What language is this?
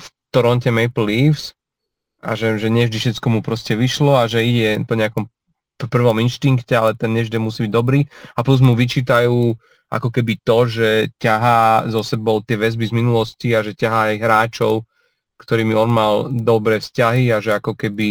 Slovak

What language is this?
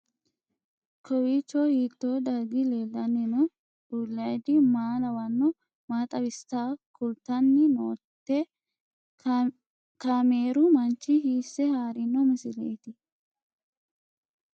Sidamo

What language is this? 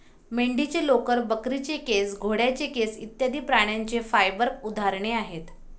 Marathi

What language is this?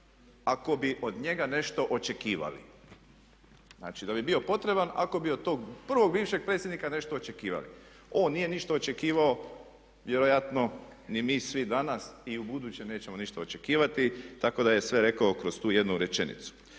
Croatian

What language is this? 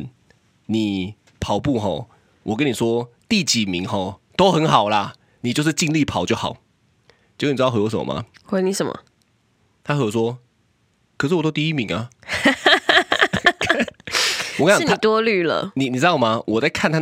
Chinese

